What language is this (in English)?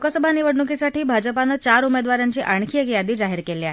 Marathi